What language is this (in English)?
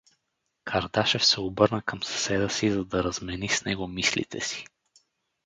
Bulgarian